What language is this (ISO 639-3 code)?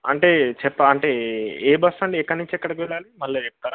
tel